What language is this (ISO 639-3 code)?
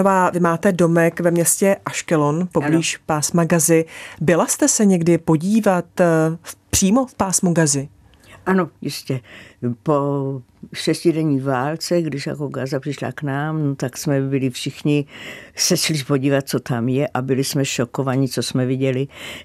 ces